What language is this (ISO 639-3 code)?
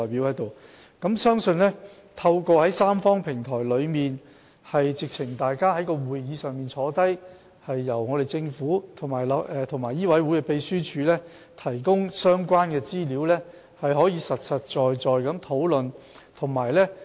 yue